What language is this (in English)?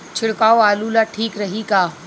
Bhojpuri